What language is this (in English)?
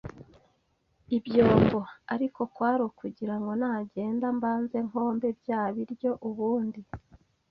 Kinyarwanda